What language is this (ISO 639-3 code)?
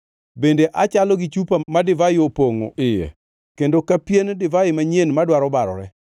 luo